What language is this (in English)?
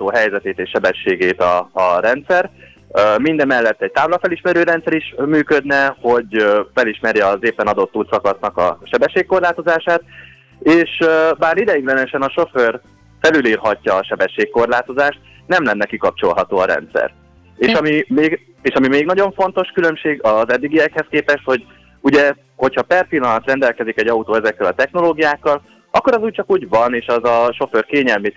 Hungarian